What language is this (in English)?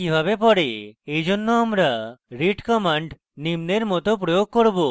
Bangla